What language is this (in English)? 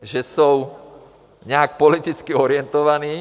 Czech